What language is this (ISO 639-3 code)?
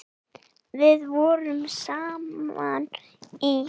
isl